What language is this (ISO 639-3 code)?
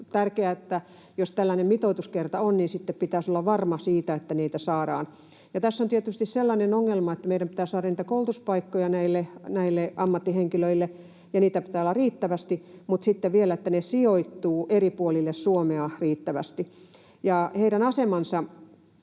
fin